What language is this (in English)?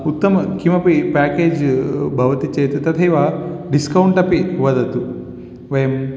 Sanskrit